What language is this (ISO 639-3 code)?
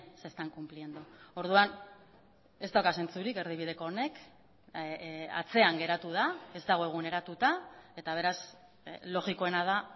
eus